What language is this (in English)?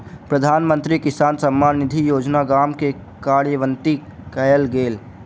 Maithili